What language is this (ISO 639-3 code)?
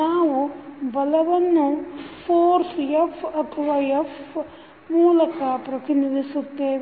kan